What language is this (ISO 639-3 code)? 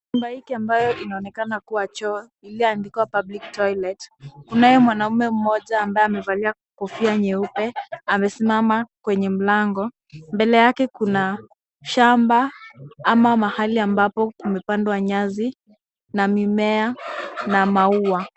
swa